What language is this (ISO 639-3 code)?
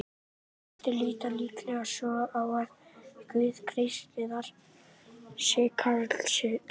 isl